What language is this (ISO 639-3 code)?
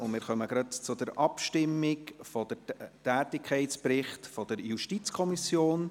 gsw